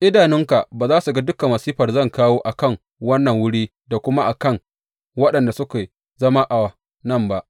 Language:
Hausa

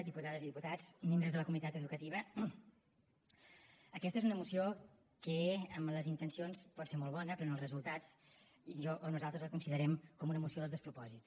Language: Catalan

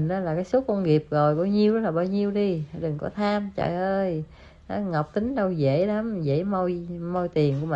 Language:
Vietnamese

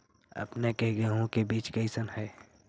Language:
Magahi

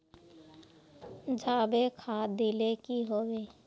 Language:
Magahi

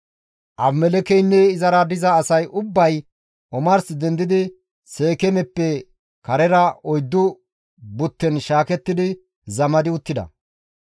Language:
Gamo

